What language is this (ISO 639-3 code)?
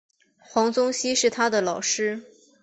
zho